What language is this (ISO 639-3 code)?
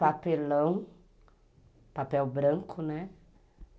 por